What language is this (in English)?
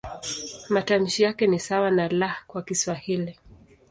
Swahili